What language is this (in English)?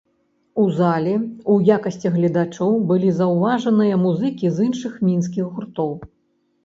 Belarusian